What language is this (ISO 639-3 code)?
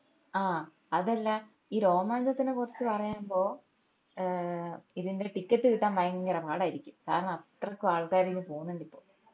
mal